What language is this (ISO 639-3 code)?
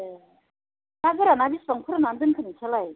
brx